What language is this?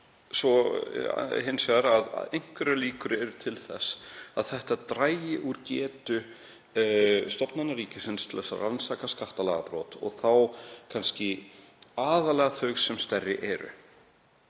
Icelandic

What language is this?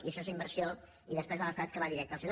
Catalan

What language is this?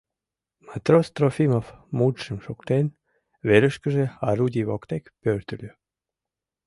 Mari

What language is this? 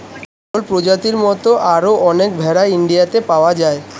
Bangla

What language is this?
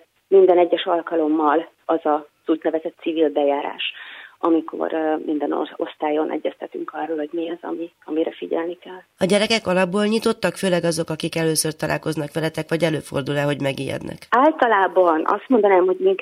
Hungarian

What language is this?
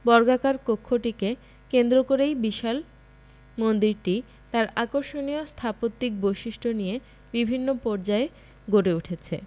Bangla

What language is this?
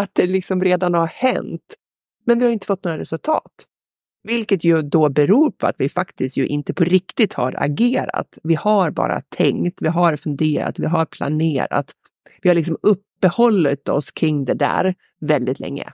Swedish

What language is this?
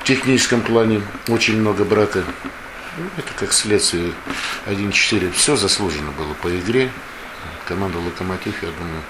Russian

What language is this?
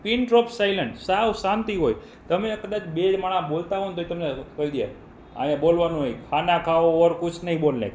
Gujarati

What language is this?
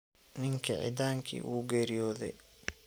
Somali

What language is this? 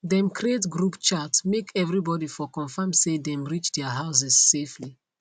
Nigerian Pidgin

